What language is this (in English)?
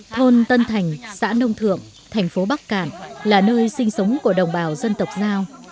Vietnamese